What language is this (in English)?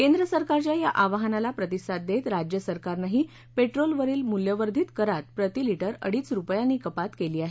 Marathi